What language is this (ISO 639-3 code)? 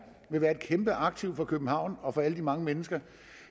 dan